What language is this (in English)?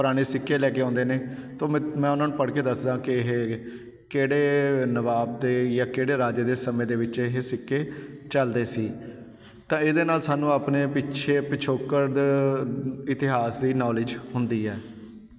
Punjabi